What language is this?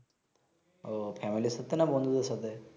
Bangla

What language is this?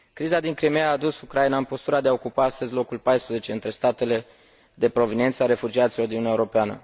Romanian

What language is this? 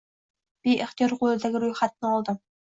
Uzbek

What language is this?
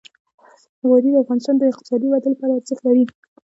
Pashto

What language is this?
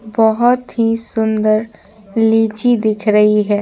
Hindi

